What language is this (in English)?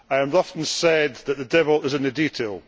English